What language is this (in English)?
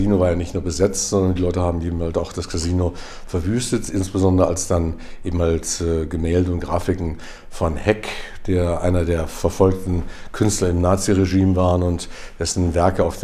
German